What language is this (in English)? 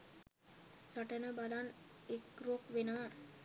Sinhala